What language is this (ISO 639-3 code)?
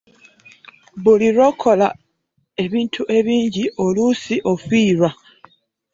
lug